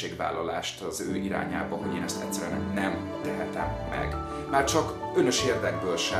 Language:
Hungarian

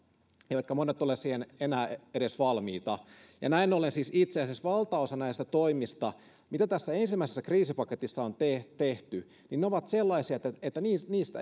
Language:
Finnish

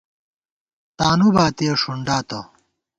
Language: Gawar-Bati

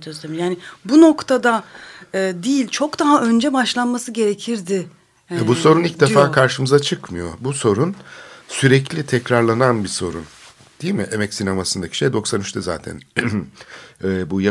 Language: Turkish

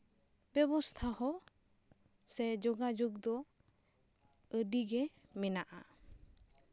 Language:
Santali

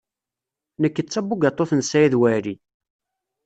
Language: Kabyle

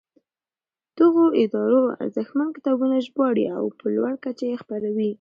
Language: Pashto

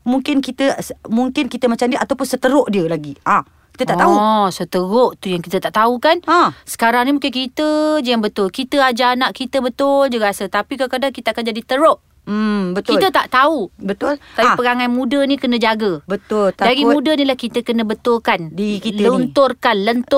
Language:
Malay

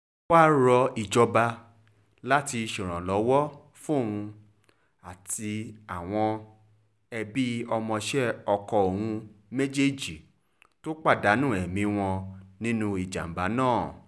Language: Yoruba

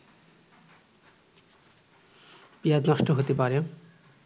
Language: Bangla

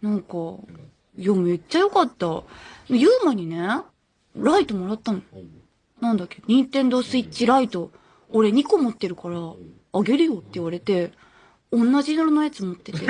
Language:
Japanese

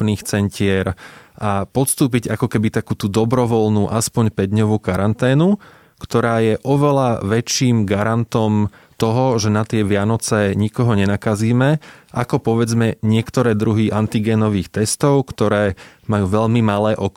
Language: Slovak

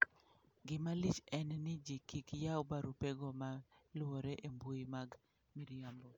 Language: Luo (Kenya and Tanzania)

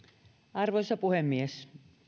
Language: Finnish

